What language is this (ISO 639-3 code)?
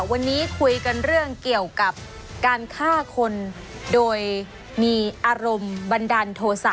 tha